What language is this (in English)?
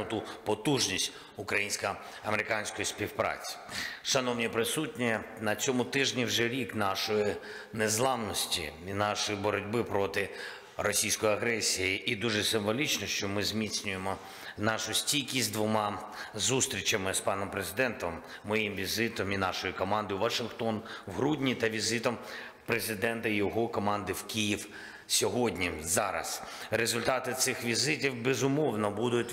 Ukrainian